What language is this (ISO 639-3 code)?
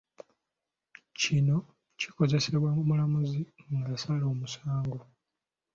lug